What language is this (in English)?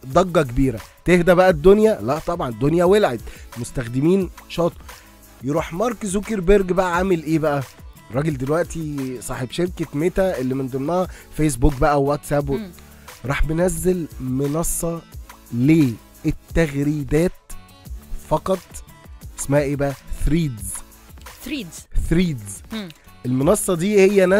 Arabic